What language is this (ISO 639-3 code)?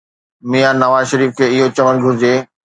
snd